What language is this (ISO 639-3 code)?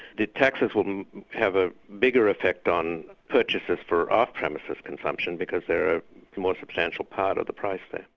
eng